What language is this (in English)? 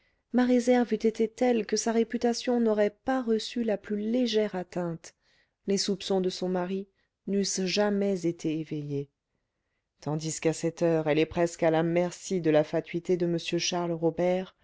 French